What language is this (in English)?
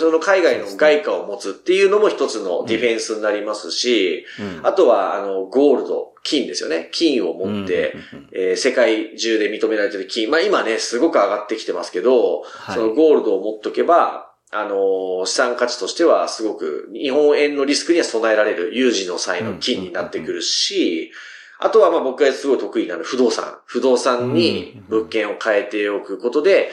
Japanese